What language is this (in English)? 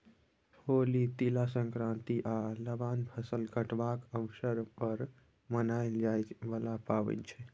Maithili